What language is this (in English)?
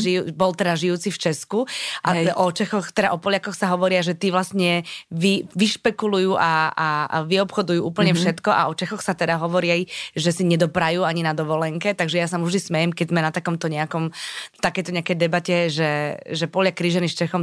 Slovak